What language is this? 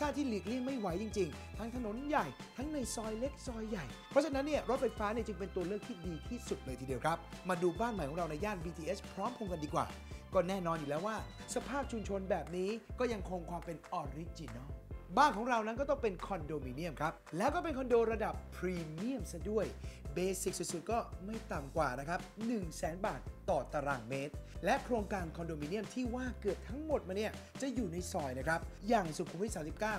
Thai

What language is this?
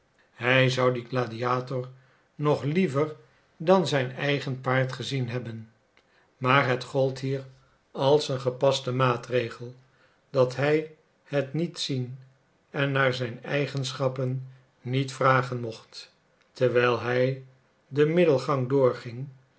Dutch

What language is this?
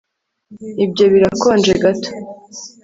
Kinyarwanda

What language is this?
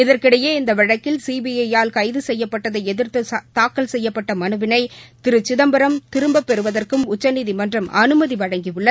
Tamil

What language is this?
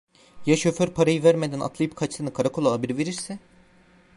Turkish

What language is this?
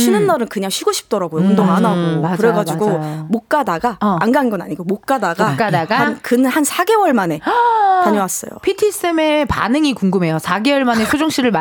Korean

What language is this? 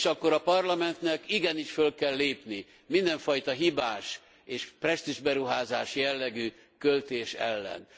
Hungarian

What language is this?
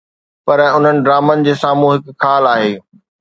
Sindhi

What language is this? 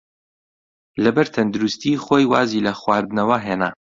Central Kurdish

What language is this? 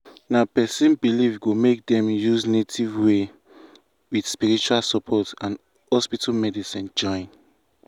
Nigerian Pidgin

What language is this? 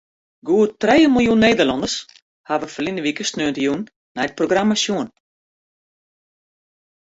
Western Frisian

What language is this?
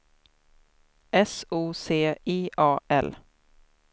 Swedish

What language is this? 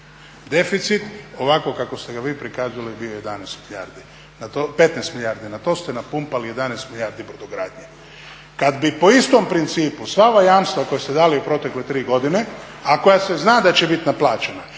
Croatian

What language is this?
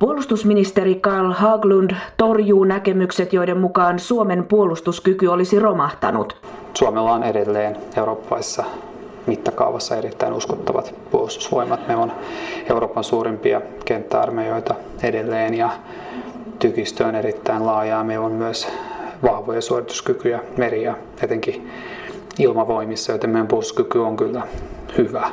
Finnish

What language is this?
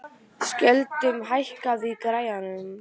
Icelandic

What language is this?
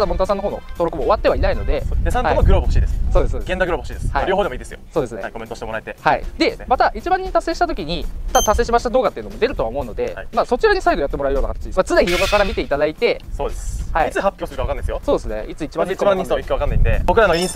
Japanese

